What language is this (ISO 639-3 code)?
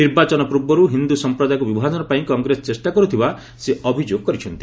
ori